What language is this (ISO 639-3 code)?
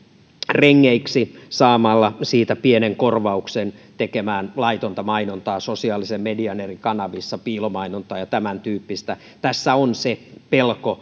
fin